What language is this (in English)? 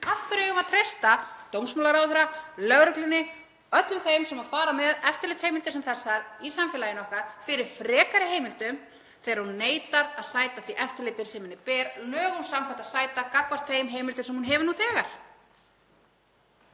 Icelandic